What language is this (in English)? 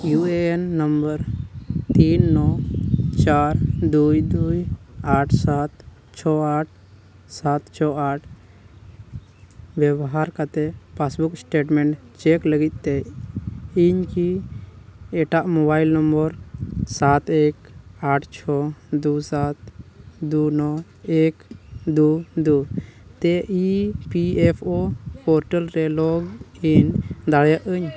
Santali